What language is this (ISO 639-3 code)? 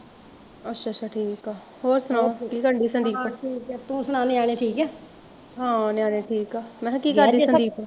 pan